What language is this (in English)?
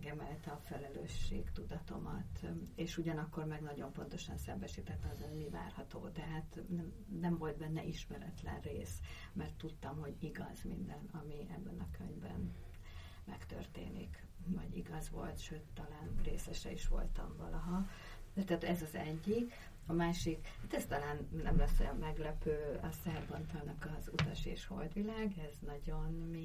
Hungarian